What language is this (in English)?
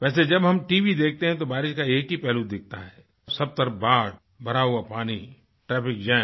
Hindi